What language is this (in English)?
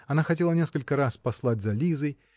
Russian